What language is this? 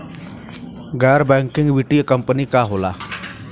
Bhojpuri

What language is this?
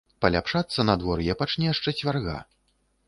Belarusian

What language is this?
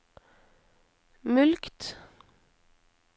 Norwegian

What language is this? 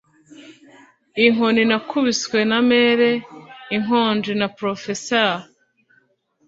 Kinyarwanda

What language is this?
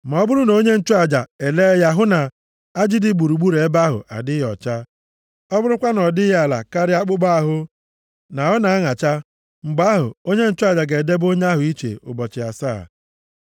Igbo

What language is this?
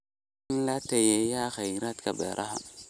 Somali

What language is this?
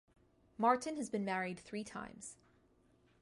English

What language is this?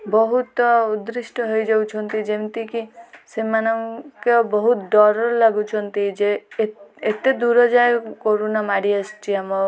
Odia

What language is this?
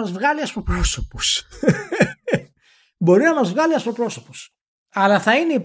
Greek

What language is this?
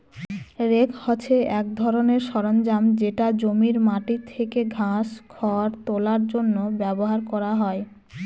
Bangla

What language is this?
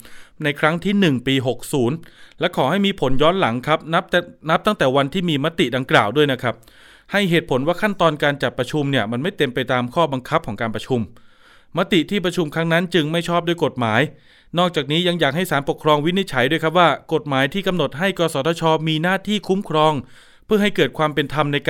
Thai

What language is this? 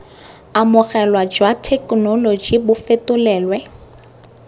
Tswana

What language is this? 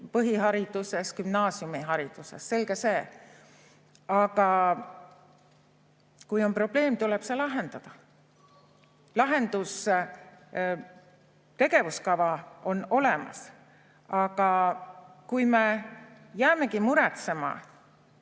Estonian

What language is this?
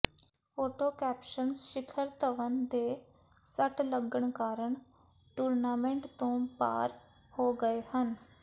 Punjabi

